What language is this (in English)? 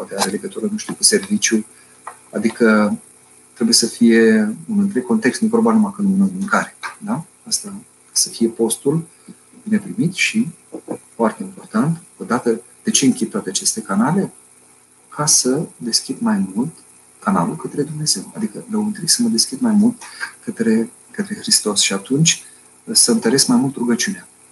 Romanian